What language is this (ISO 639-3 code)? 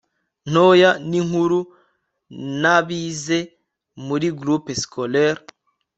kin